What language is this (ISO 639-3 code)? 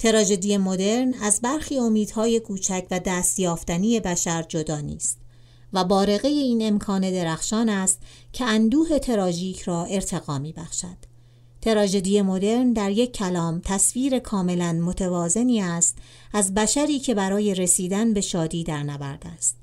fas